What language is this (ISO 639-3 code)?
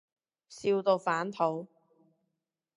yue